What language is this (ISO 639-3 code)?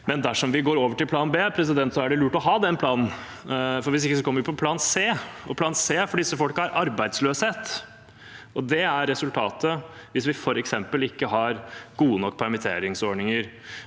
nor